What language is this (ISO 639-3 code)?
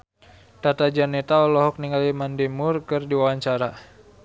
sun